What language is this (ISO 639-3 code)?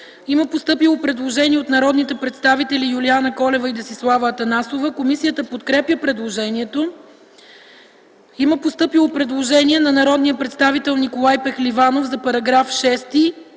bul